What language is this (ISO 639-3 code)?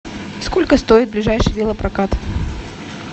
rus